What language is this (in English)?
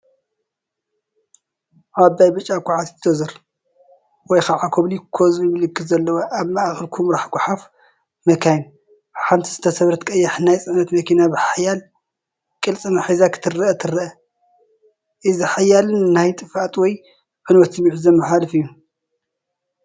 Tigrinya